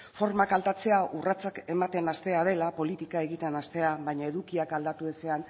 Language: Basque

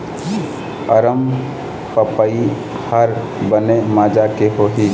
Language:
Chhattisgarhi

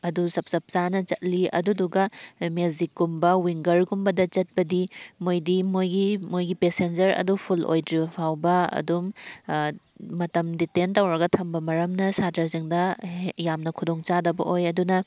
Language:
Manipuri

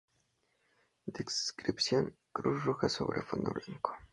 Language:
Spanish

